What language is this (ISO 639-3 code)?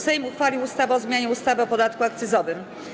pol